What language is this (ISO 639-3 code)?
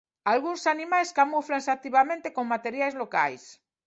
glg